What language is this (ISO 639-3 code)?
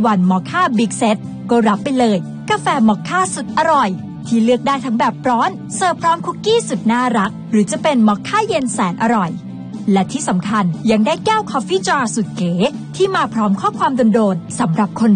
tha